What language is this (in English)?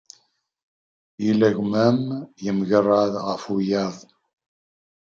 Kabyle